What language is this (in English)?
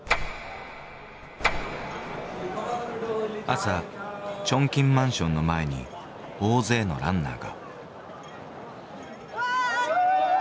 Japanese